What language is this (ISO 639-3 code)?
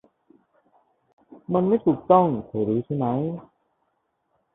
tha